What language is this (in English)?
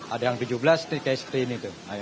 Indonesian